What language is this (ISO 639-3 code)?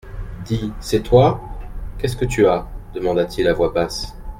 fra